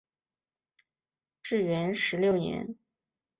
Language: Chinese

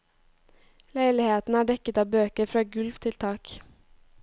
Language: Norwegian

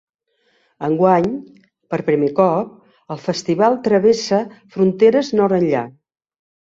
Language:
Catalan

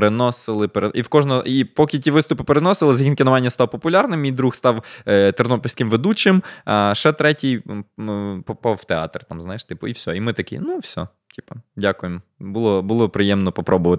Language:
Ukrainian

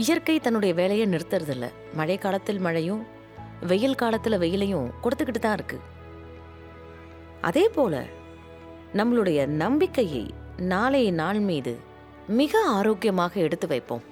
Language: Tamil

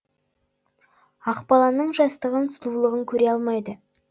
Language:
Kazakh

